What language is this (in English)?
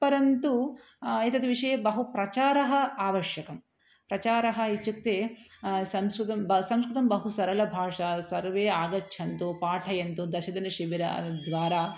Sanskrit